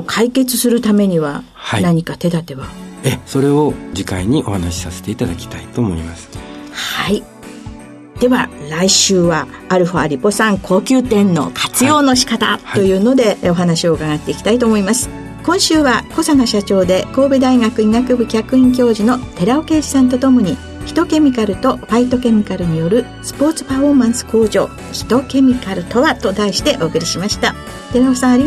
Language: Japanese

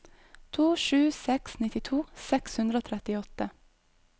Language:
Norwegian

